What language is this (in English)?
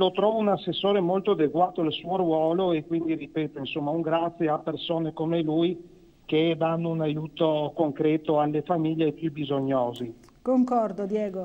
Italian